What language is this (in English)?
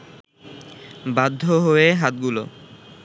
Bangla